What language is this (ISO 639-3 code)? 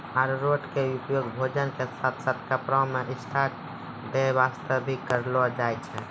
mai